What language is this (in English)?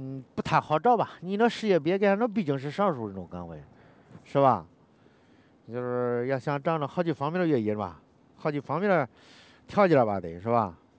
Chinese